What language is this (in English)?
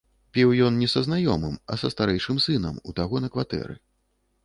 Belarusian